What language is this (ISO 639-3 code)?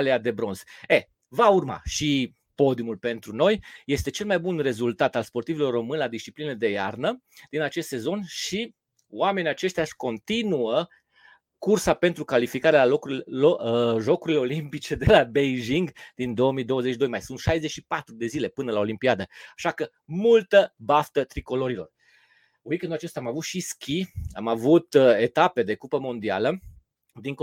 ron